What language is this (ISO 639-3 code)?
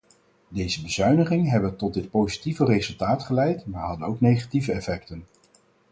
nld